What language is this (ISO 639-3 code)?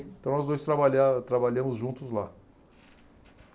por